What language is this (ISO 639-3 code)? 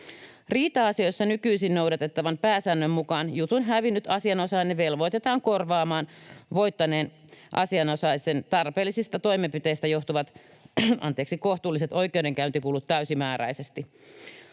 fin